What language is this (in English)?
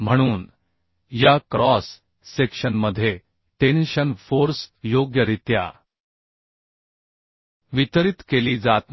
Marathi